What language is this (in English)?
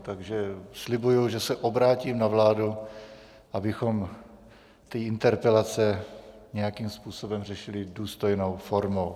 Czech